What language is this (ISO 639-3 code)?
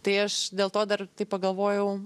lit